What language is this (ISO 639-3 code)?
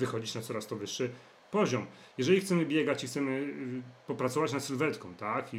pol